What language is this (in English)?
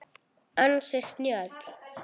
Icelandic